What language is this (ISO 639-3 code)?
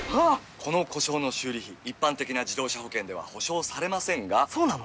jpn